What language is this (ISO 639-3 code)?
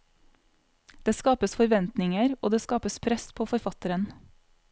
nor